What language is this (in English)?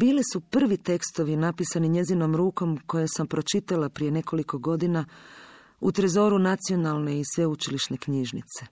Croatian